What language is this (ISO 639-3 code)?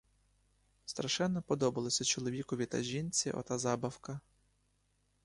ukr